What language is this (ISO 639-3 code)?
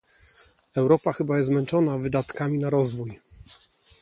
pol